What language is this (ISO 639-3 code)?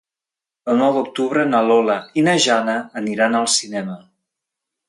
cat